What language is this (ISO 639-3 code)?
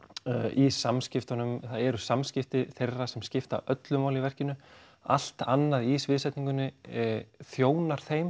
isl